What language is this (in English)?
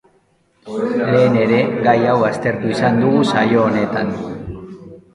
Basque